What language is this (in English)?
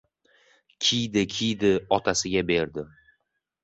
Uzbek